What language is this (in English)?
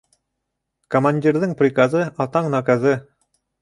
Bashkir